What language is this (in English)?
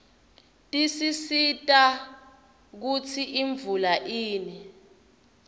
Swati